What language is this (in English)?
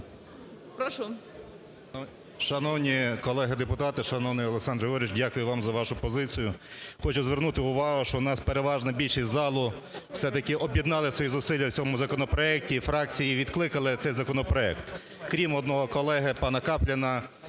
Ukrainian